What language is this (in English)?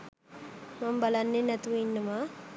Sinhala